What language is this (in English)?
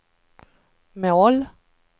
Swedish